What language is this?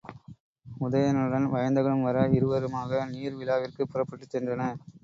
Tamil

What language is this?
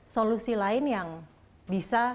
Indonesian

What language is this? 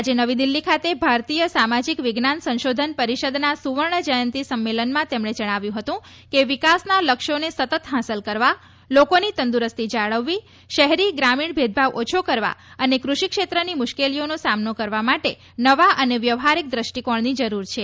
Gujarati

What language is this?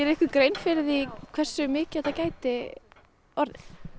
Icelandic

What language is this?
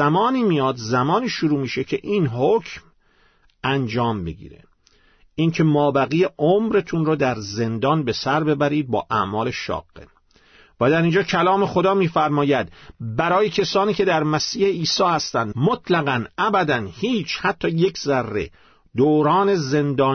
Persian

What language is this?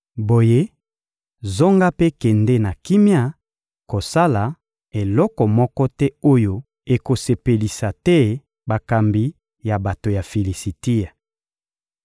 Lingala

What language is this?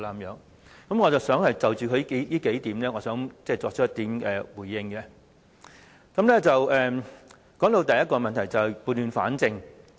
Cantonese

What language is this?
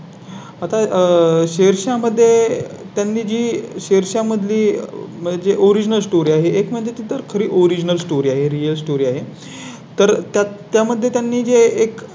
Marathi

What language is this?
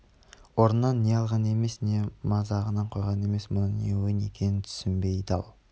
Kazakh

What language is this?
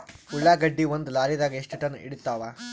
Kannada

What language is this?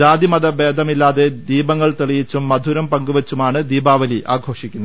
Malayalam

